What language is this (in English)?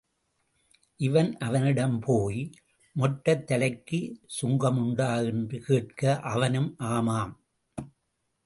Tamil